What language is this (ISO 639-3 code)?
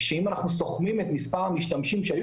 heb